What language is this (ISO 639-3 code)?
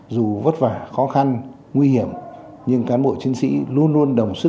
vie